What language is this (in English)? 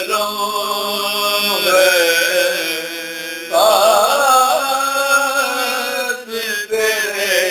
Greek